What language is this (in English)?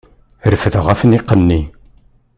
Kabyle